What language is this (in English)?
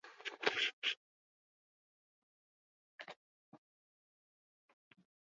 Basque